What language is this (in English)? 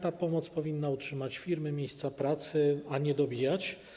Polish